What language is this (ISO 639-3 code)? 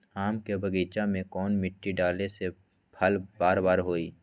mag